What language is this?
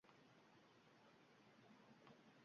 Uzbek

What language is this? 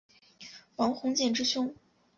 Chinese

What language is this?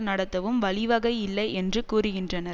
Tamil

